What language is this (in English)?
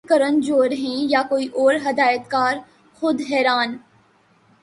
Urdu